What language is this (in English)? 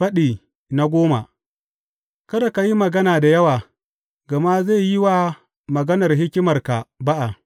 Hausa